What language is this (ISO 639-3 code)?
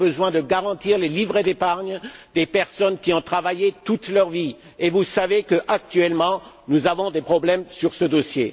fra